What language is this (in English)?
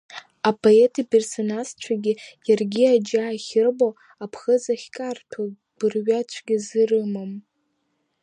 Abkhazian